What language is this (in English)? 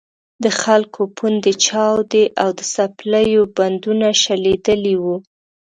Pashto